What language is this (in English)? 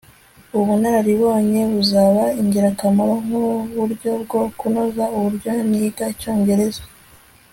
Kinyarwanda